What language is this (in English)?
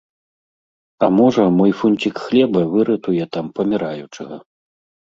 Belarusian